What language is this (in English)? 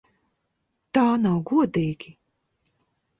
Latvian